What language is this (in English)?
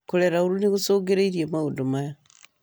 Kikuyu